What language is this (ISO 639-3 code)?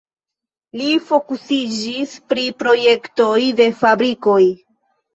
epo